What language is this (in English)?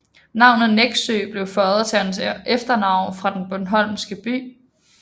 Danish